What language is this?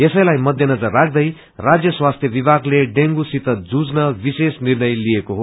Nepali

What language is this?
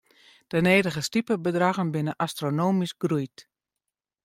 Western Frisian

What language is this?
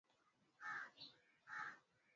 Swahili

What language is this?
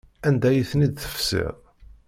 Kabyle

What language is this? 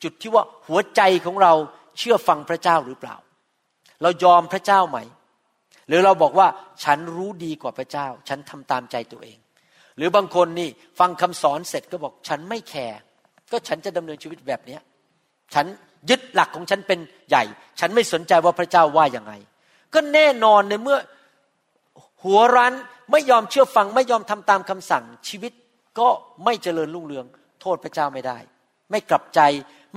Thai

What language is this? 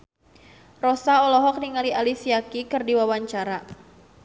Sundanese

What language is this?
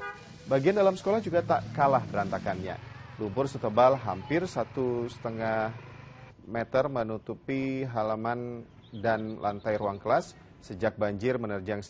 Indonesian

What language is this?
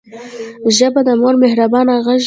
Pashto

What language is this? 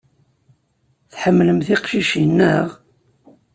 Kabyle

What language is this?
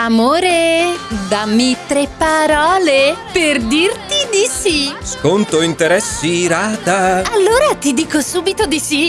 Italian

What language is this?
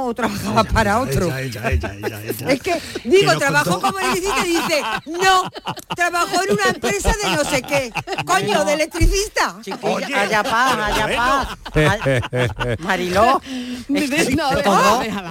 Spanish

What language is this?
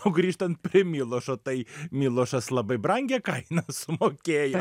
Lithuanian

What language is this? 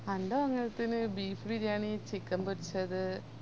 Malayalam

